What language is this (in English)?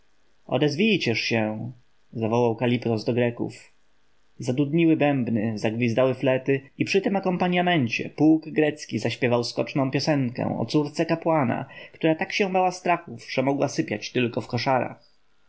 Polish